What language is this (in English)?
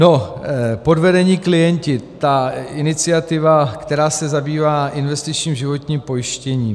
Czech